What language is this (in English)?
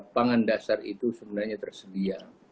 Indonesian